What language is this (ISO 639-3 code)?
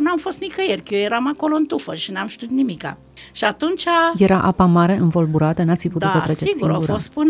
ron